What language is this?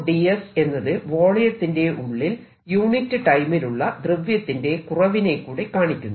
Malayalam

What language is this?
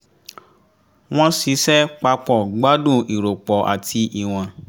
Yoruba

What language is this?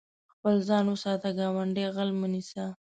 Pashto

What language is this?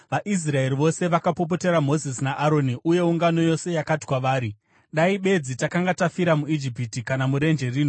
Shona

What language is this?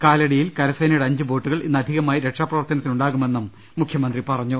Malayalam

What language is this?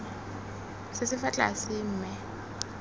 Tswana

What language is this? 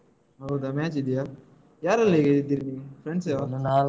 Kannada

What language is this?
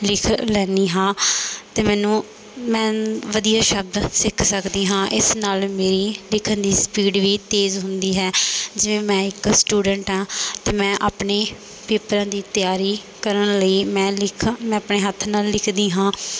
Punjabi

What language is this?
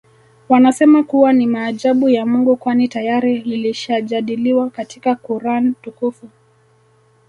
Swahili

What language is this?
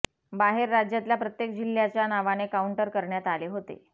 Marathi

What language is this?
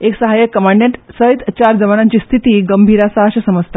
Konkani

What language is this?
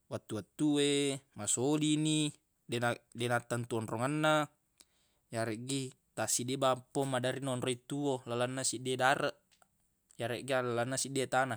Buginese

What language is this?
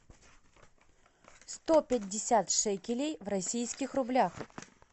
Russian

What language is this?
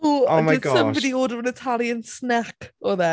Welsh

